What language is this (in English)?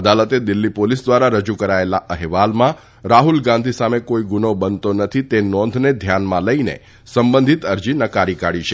Gujarati